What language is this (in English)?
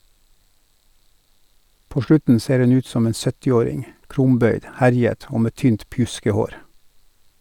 Norwegian